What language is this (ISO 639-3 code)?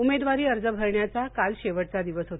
mar